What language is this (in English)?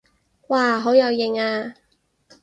Cantonese